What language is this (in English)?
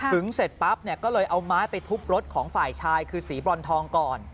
Thai